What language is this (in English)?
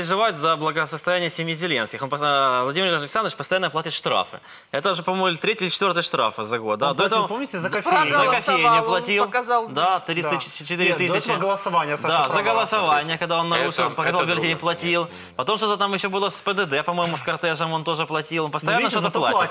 Russian